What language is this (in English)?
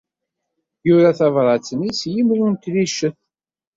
Kabyle